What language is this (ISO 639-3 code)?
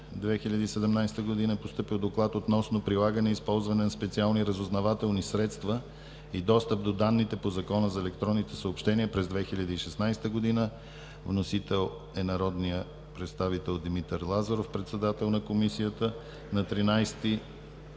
bul